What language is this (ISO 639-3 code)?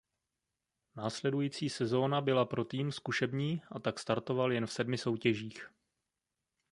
ces